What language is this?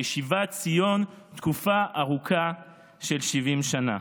Hebrew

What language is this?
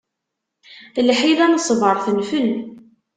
Kabyle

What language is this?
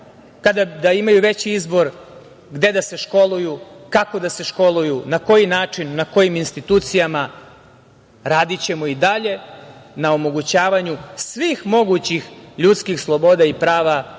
Serbian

